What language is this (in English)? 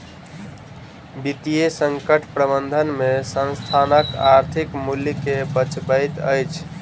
Maithili